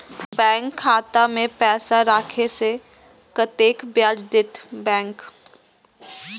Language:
Maithili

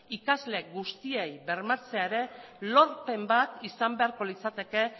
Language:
Basque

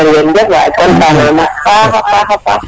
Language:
Serer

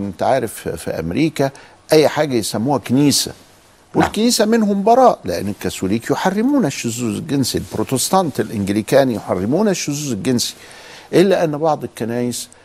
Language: Arabic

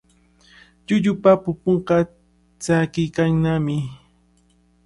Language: Cajatambo North Lima Quechua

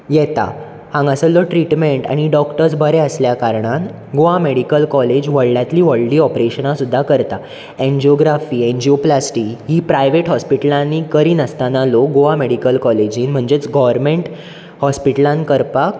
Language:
Konkani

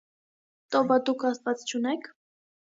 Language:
Armenian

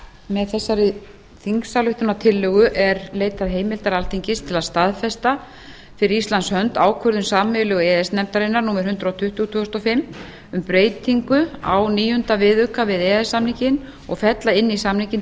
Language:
Icelandic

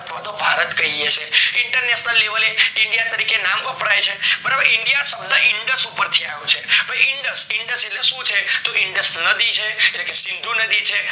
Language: Gujarati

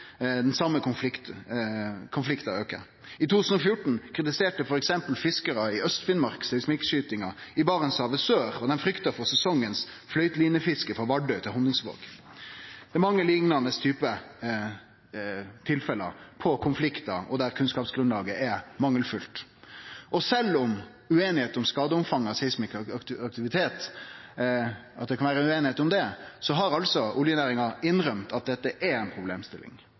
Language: Norwegian Nynorsk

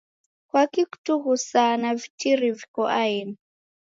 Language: Taita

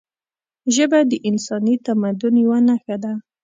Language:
Pashto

